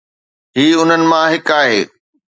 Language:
Sindhi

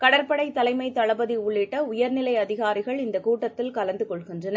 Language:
Tamil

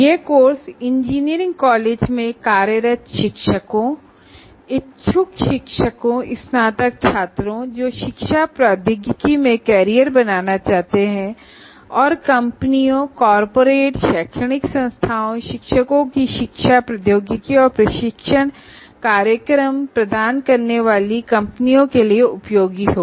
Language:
Hindi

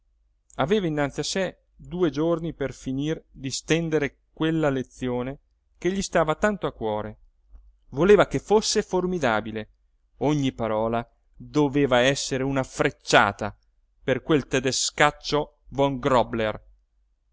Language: Italian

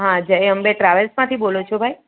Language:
Gujarati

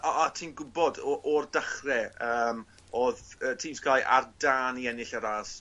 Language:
Welsh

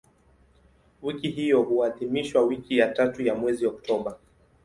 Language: Swahili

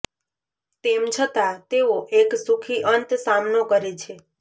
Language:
Gujarati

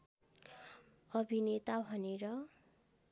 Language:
Nepali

